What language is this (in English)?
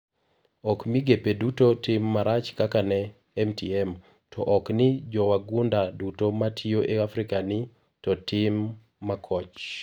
Luo (Kenya and Tanzania)